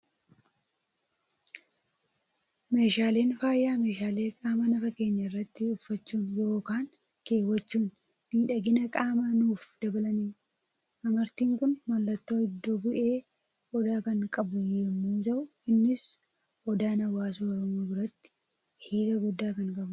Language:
Oromo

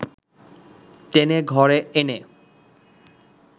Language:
Bangla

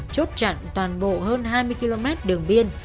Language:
Vietnamese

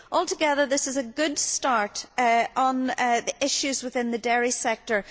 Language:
English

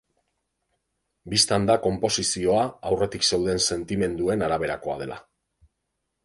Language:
Basque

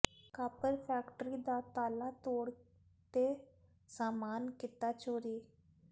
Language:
Punjabi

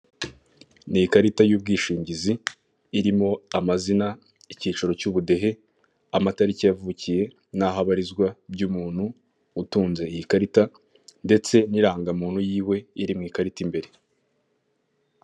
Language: Kinyarwanda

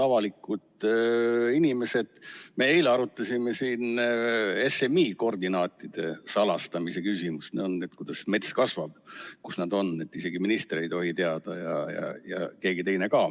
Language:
Estonian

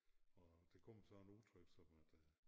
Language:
Danish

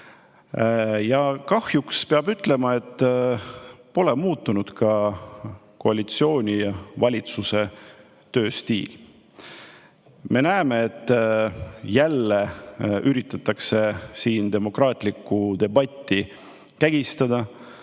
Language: Estonian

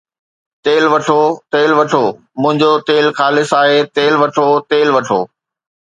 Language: Sindhi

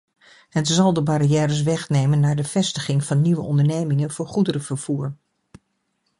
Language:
Dutch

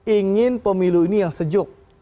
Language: Indonesian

